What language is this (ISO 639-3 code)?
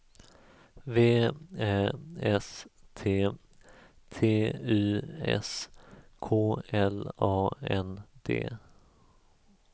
swe